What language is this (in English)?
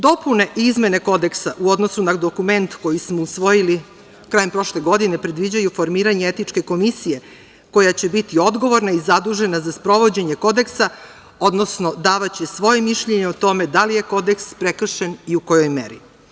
Serbian